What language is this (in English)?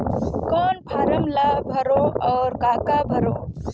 Chhattisgarhi